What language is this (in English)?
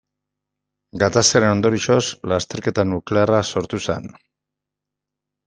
Basque